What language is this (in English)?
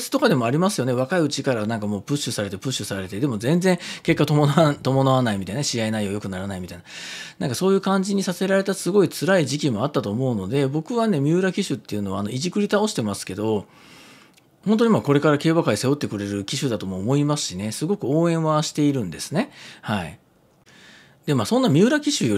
Japanese